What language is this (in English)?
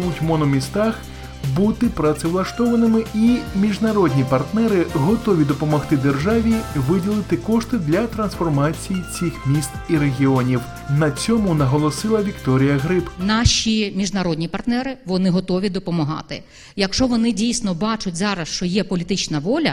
Ukrainian